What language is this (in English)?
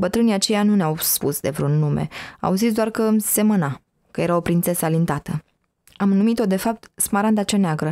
Romanian